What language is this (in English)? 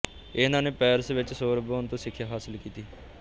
Punjabi